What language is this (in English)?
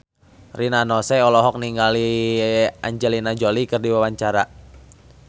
Sundanese